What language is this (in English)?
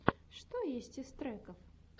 Russian